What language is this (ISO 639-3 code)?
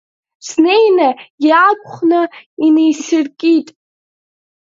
abk